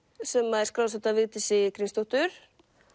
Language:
Icelandic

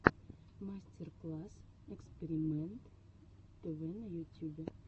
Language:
Russian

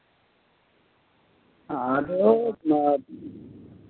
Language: Santali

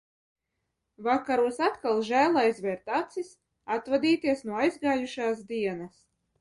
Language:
Latvian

